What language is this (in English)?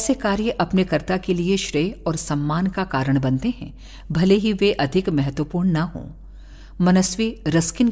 Hindi